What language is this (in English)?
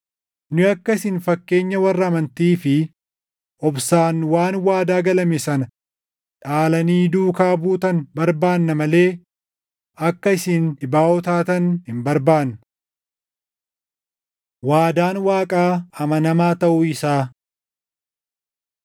Oromo